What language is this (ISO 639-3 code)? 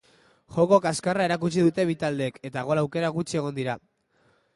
eus